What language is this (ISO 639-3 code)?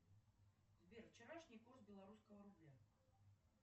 rus